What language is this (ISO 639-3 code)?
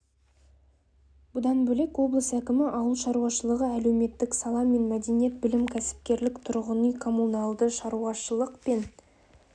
kaz